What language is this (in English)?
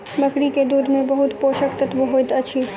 Maithili